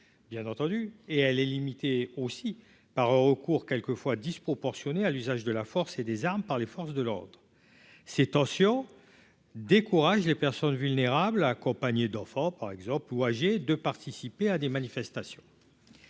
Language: French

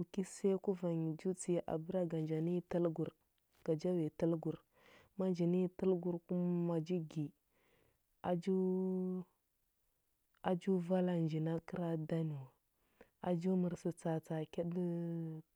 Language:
Huba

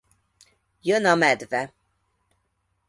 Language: Hungarian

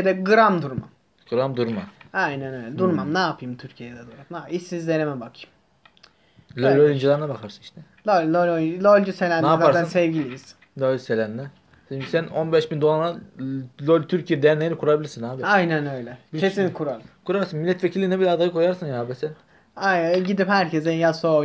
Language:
Turkish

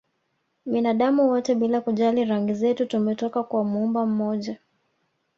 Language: Swahili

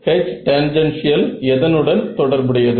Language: Tamil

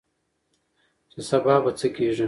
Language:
Pashto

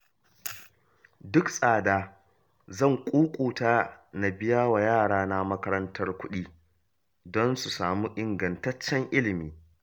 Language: Hausa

